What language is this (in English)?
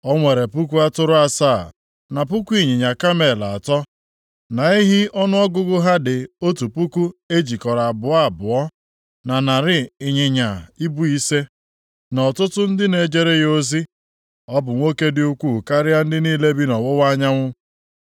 Igbo